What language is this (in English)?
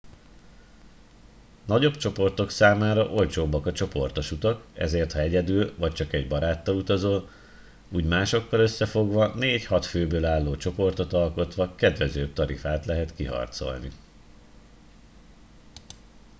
Hungarian